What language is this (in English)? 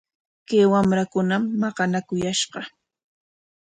Corongo Ancash Quechua